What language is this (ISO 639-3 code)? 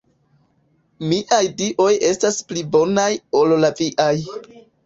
epo